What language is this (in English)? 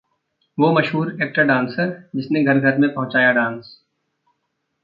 Hindi